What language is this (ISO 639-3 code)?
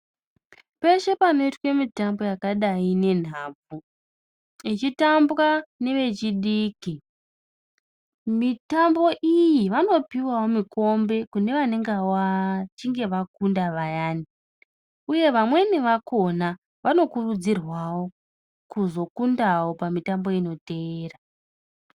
ndc